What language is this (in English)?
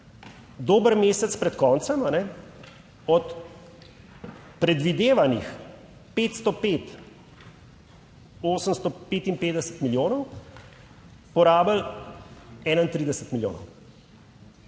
Slovenian